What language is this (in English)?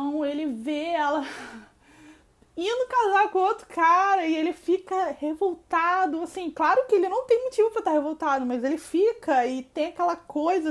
Portuguese